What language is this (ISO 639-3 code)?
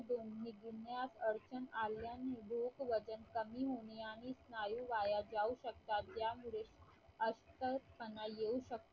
mar